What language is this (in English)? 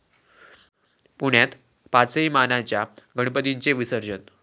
Marathi